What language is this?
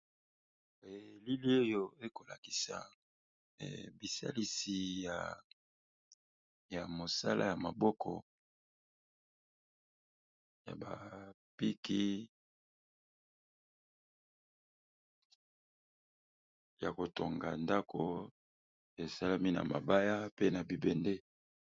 Lingala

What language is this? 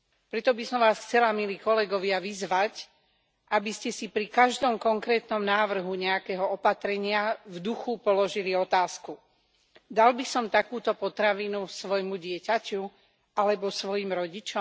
Slovak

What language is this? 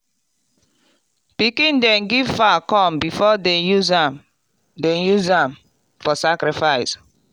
Nigerian Pidgin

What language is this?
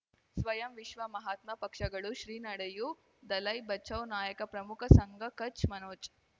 Kannada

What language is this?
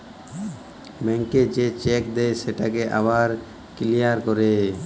Bangla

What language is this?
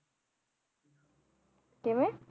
Punjabi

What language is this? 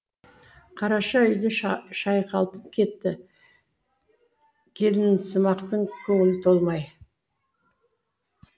Kazakh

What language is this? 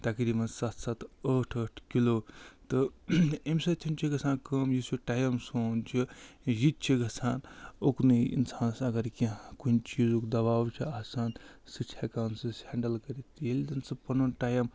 Kashmiri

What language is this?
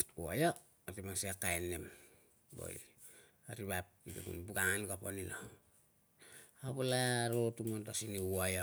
Tungag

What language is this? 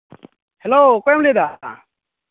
Santali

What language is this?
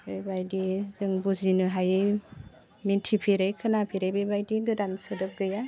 Bodo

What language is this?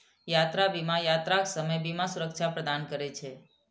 Maithili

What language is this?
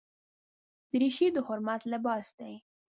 Pashto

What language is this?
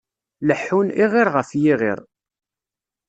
Kabyle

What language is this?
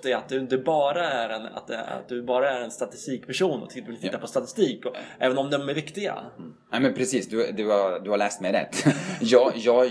Swedish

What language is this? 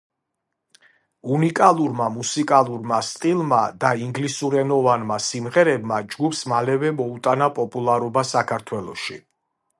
Georgian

